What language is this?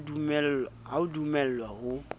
Southern Sotho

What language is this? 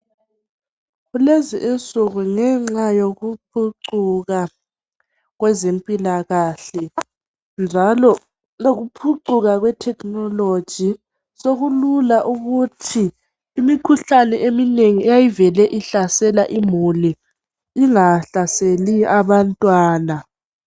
North Ndebele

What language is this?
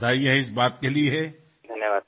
Assamese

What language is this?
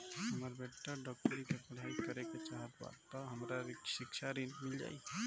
Bhojpuri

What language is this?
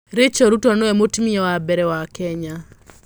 Kikuyu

